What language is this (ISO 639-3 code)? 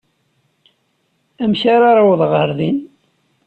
kab